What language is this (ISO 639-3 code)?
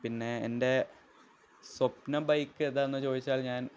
mal